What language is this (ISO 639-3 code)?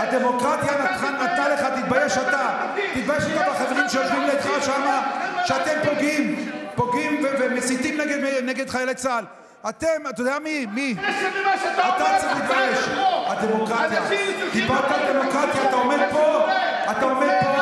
heb